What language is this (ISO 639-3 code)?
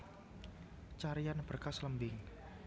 jav